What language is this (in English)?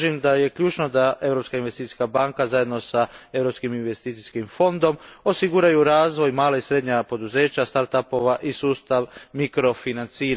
Croatian